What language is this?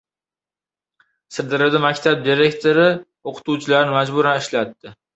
Uzbek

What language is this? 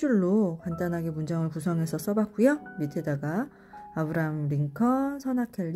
Korean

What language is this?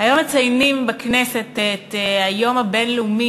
Hebrew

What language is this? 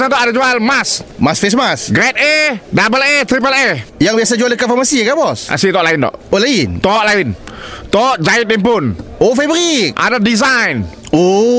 Malay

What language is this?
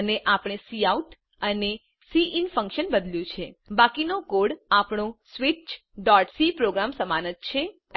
Gujarati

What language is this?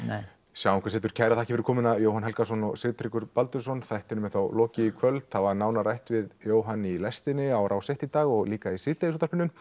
Icelandic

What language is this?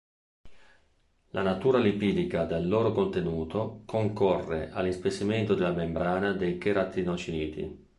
Italian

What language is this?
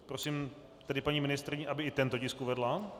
Czech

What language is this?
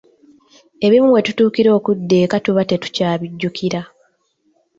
Ganda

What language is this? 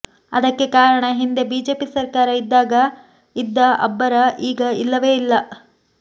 Kannada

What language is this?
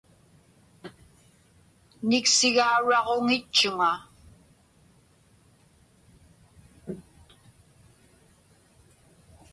Inupiaq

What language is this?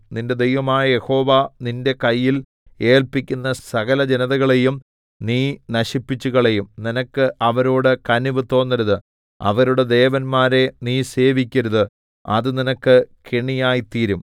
Malayalam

